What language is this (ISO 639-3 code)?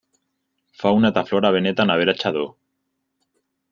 eus